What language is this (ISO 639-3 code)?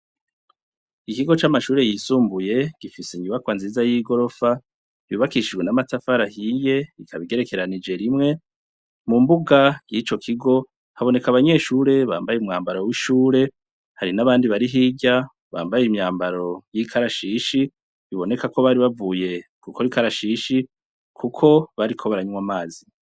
run